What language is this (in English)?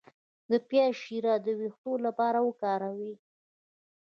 Pashto